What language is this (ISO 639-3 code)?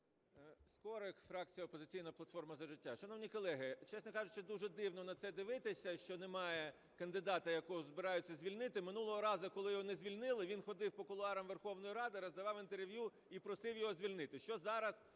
ukr